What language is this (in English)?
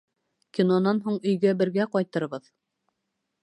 Bashkir